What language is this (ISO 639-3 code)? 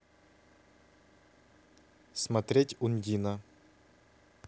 rus